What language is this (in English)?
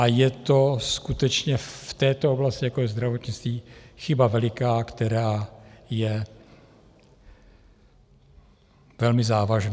Czech